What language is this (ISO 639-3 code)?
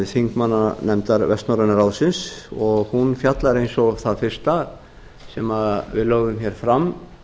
isl